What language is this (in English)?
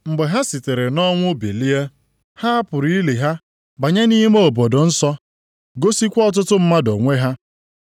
Igbo